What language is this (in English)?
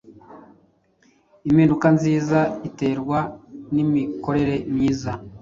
Kinyarwanda